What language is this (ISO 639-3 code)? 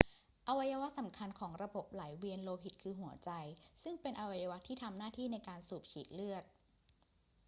tha